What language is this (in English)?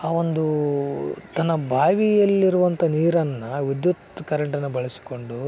Kannada